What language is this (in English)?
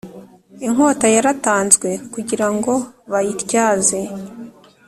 Kinyarwanda